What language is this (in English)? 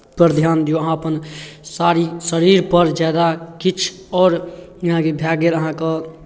Maithili